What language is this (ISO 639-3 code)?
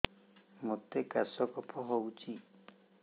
ori